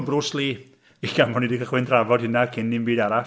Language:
Welsh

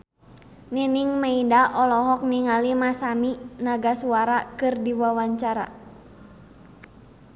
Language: Sundanese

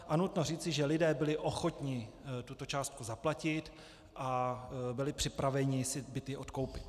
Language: Czech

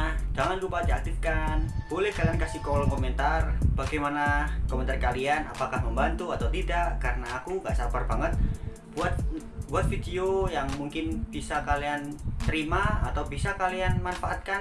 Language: Indonesian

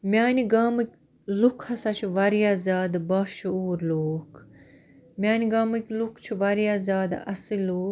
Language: Kashmiri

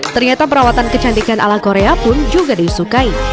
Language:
Indonesian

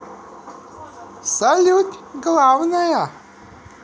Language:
Russian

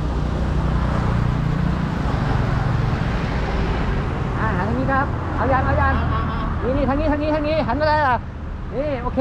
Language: Thai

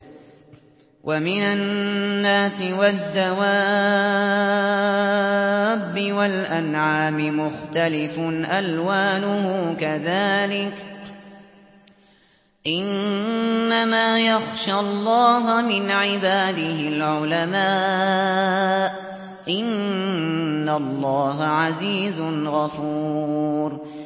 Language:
Arabic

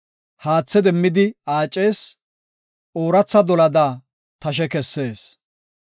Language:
Gofa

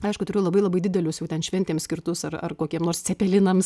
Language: Lithuanian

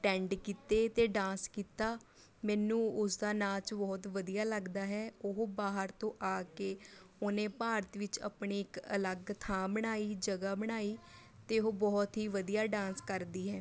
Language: Punjabi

